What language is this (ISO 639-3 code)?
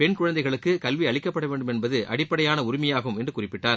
tam